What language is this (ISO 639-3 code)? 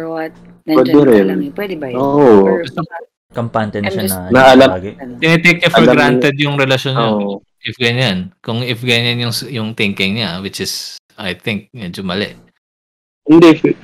fil